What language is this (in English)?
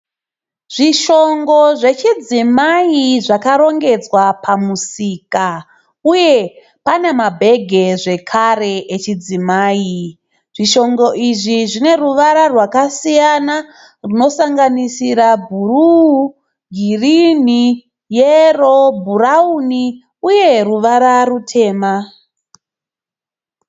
Shona